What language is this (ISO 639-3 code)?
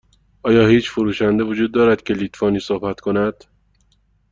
fas